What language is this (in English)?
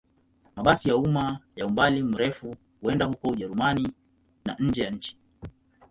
Swahili